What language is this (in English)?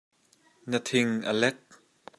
Hakha Chin